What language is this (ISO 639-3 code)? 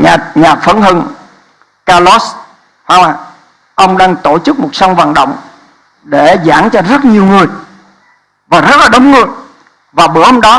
vie